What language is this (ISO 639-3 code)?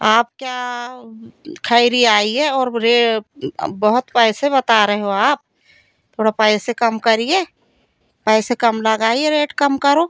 hin